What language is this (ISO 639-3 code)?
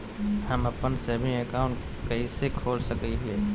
mag